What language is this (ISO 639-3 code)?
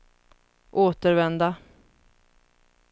swe